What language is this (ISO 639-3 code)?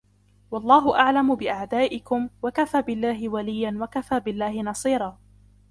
ara